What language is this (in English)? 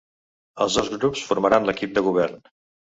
Catalan